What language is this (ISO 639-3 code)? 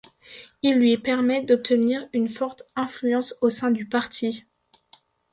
fra